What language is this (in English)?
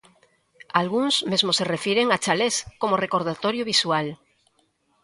Galician